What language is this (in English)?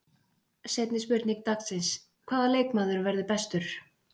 Icelandic